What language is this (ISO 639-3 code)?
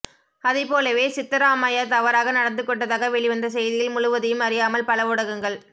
tam